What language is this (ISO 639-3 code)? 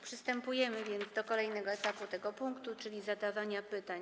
pol